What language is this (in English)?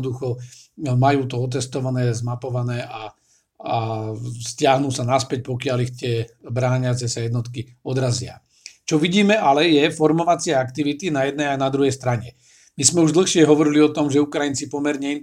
Slovak